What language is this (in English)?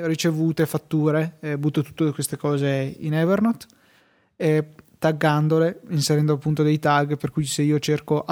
Italian